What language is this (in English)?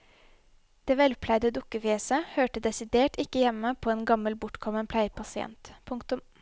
Norwegian